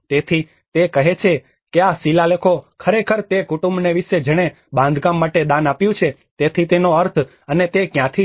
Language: Gujarati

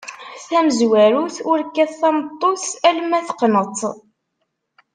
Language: Kabyle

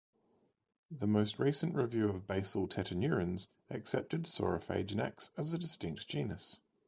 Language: English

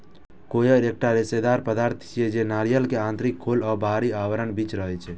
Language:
Maithili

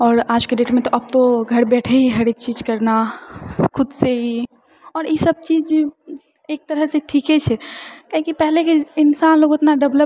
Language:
Maithili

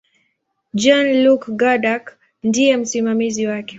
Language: Swahili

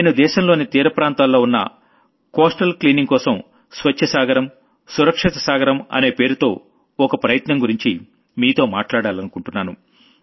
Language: Telugu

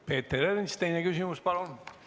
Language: Estonian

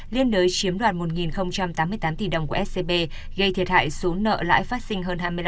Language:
Vietnamese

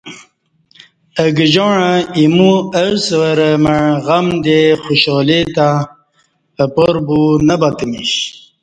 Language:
Kati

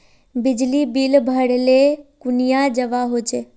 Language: Magahi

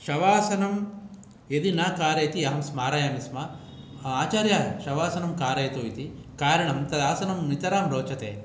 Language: Sanskrit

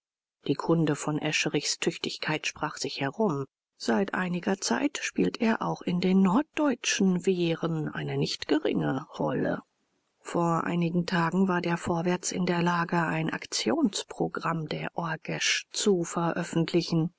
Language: German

